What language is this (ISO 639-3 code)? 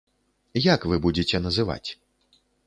bel